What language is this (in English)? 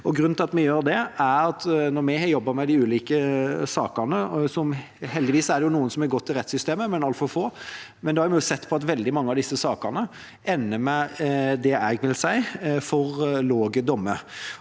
Norwegian